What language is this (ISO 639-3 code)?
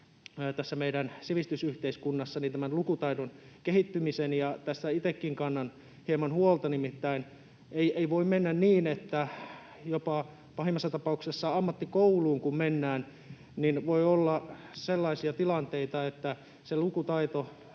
fin